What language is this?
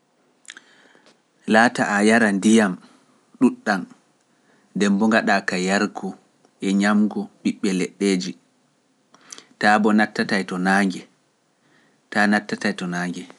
Pular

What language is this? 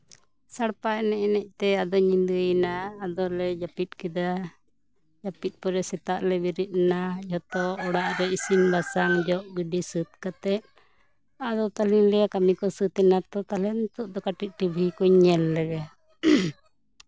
Santali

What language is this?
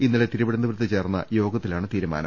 Malayalam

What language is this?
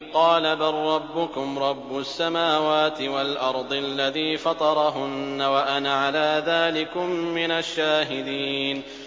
Arabic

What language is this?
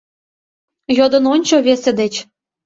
Mari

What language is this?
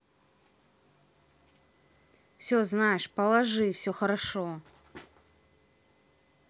Russian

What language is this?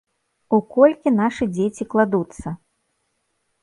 Belarusian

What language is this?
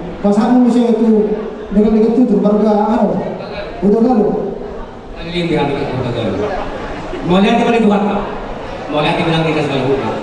Abkhazian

